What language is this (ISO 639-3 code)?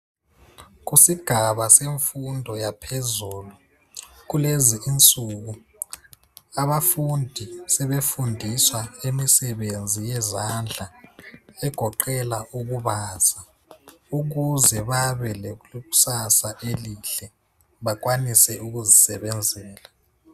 nde